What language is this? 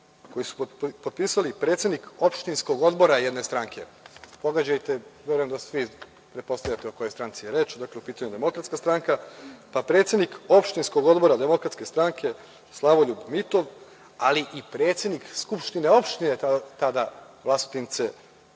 Serbian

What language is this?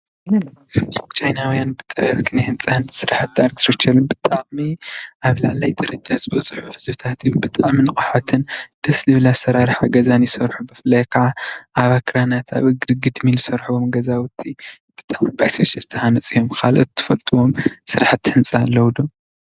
Tigrinya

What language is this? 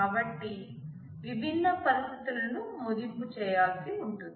Telugu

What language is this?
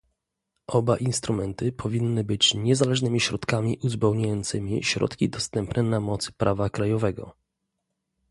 Polish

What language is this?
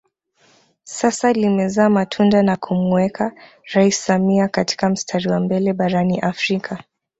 Swahili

